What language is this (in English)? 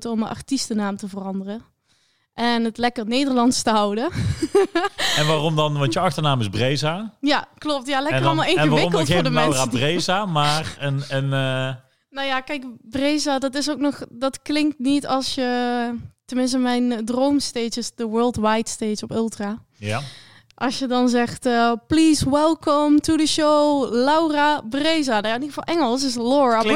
Dutch